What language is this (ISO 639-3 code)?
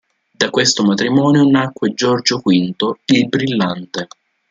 ita